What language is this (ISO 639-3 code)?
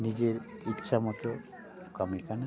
sat